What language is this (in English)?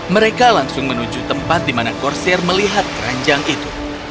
Indonesian